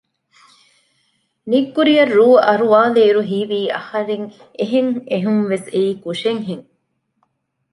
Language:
Divehi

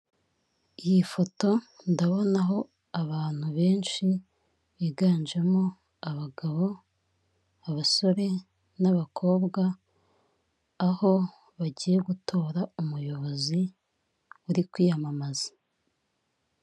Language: Kinyarwanda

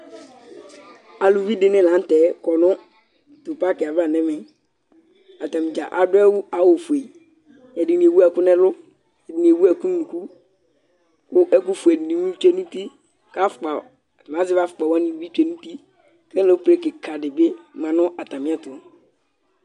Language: Ikposo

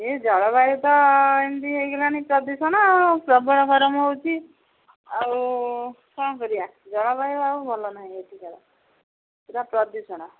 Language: Odia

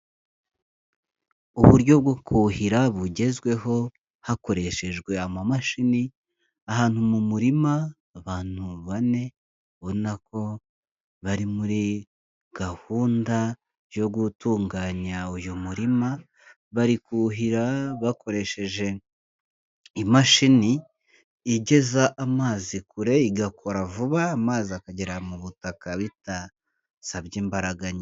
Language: Kinyarwanda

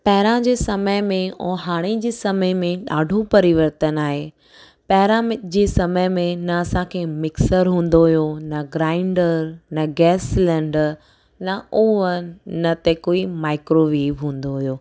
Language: Sindhi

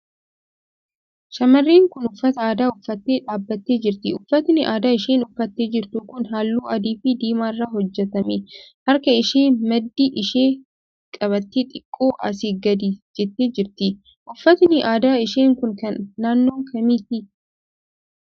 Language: Oromo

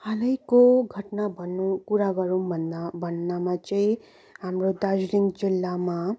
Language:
Nepali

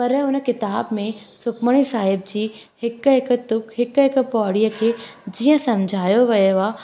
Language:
Sindhi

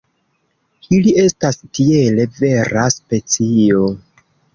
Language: Esperanto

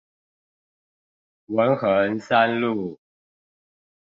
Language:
Chinese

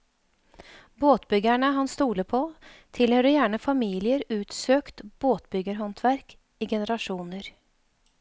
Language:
Norwegian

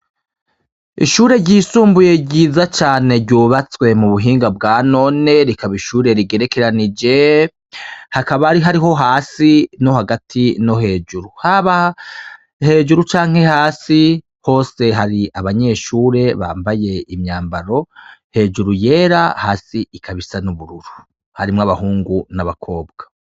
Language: Rundi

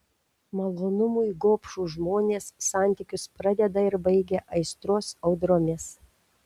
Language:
Lithuanian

